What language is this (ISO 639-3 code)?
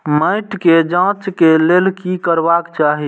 mai